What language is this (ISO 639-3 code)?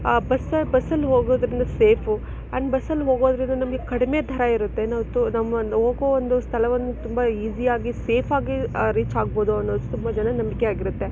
kan